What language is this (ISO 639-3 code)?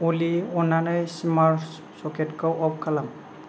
brx